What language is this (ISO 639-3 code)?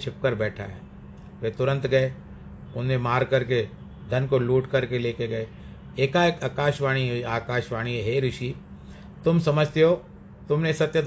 hin